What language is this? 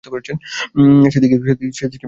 Bangla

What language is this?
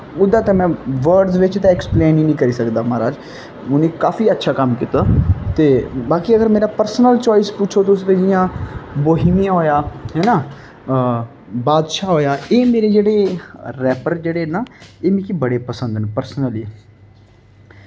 Dogri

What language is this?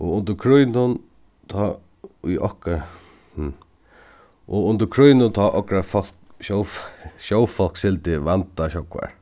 Faroese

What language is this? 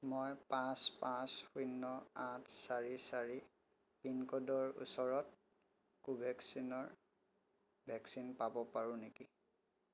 Assamese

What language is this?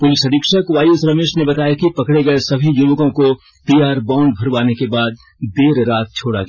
Hindi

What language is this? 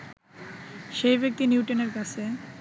Bangla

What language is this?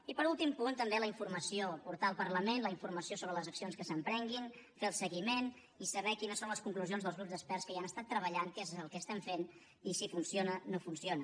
Catalan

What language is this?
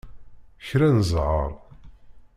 Kabyle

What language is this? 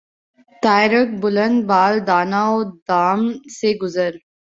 Urdu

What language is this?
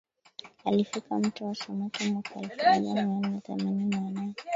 Swahili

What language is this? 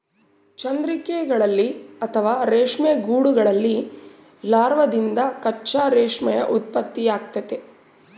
Kannada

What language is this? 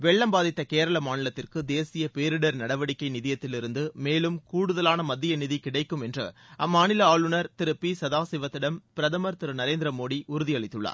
Tamil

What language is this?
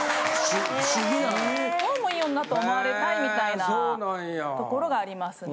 Japanese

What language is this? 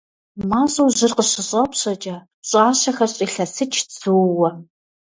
Kabardian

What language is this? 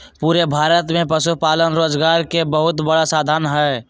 Magahi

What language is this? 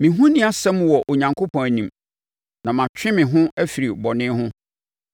Akan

